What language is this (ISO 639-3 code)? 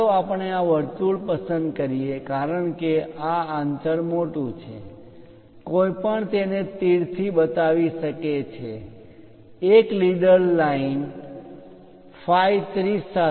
guj